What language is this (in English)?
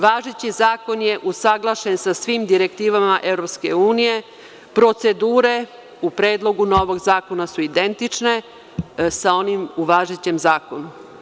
Serbian